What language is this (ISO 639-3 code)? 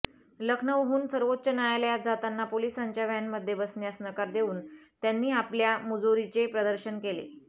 mar